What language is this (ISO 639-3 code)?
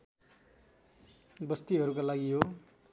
nep